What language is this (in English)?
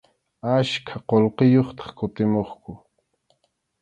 Arequipa-La Unión Quechua